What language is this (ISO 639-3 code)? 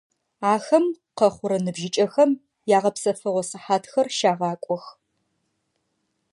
ady